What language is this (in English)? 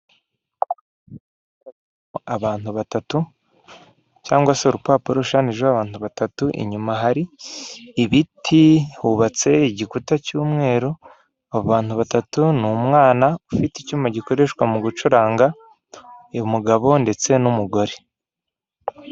Kinyarwanda